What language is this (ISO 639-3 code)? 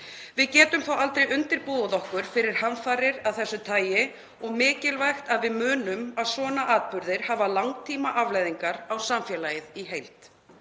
isl